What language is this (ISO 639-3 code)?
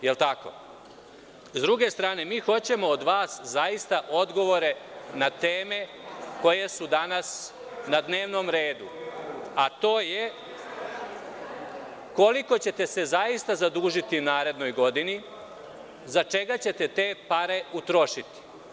srp